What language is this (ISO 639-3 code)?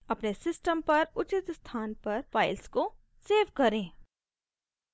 hin